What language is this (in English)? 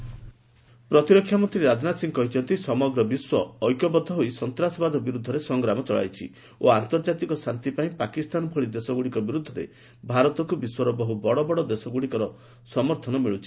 Odia